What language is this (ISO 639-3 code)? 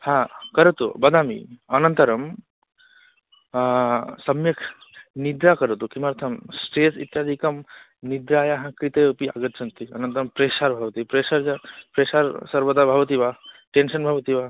san